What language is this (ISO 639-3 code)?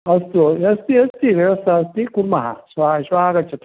san